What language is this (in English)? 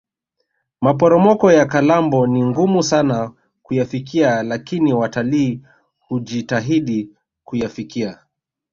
Swahili